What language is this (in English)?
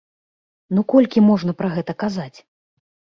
Belarusian